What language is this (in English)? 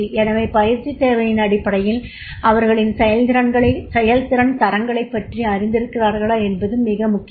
Tamil